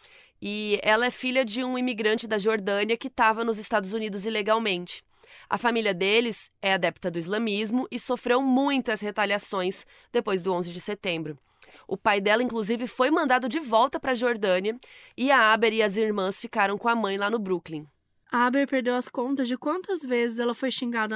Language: Portuguese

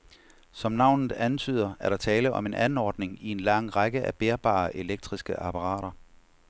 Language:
Danish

